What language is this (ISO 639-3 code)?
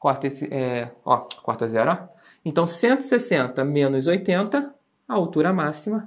por